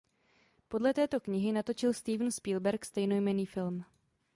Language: Czech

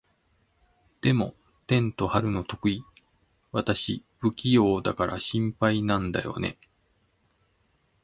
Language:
Japanese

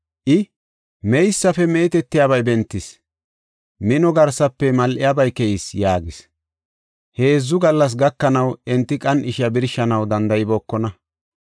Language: Gofa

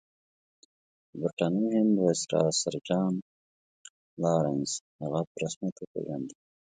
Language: Pashto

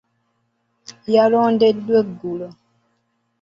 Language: Ganda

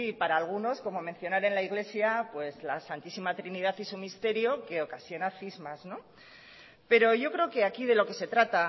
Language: Spanish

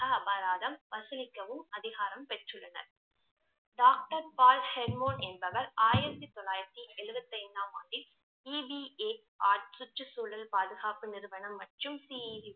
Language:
Tamil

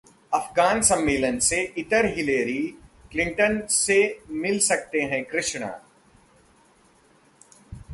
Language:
Hindi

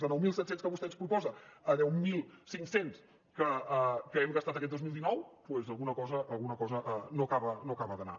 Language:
Catalan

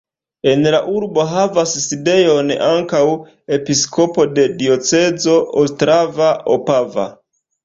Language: Esperanto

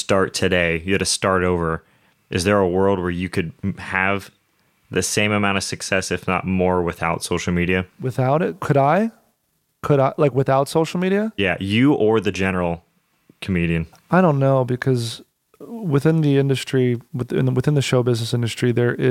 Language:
English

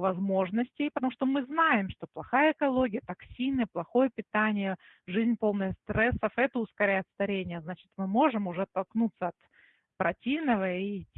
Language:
Russian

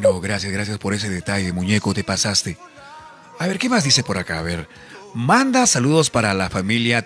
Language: Spanish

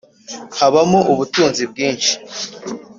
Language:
Kinyarwanda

